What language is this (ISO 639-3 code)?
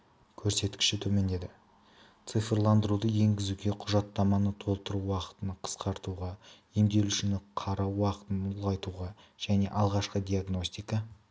kaz